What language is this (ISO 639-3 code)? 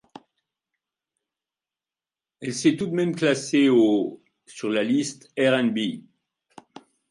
fra